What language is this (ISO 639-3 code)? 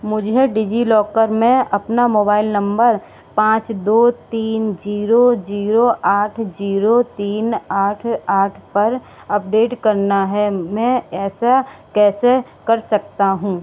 hin